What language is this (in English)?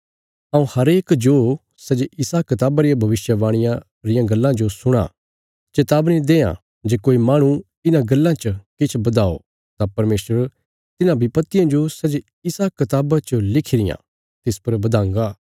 Bilaspuri